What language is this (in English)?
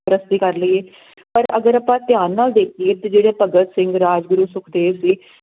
Punjabi